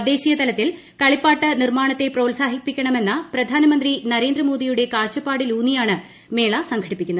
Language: Malayalam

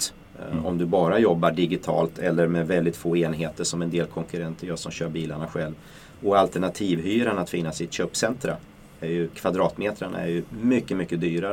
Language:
Swedish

